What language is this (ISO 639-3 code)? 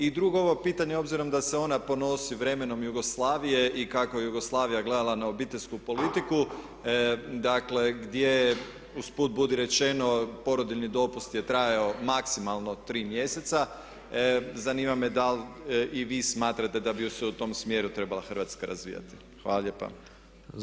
hrv